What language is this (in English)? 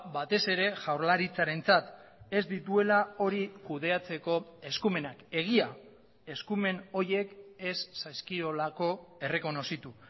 Basque